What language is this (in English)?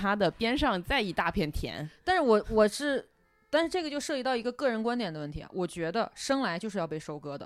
Chinese